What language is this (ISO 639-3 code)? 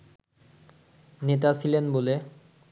ben